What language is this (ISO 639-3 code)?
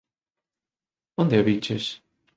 glg